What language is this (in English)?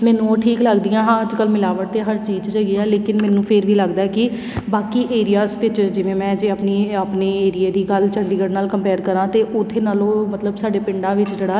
Punjabi